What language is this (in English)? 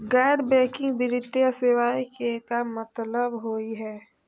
Magahi